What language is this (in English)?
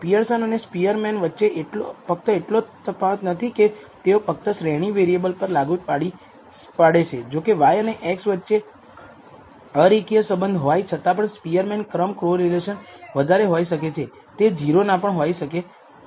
Gujarati